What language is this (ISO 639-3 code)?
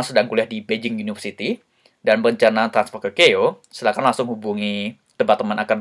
ind